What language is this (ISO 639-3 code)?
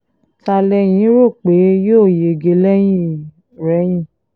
yor